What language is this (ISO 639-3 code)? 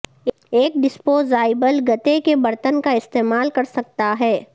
urd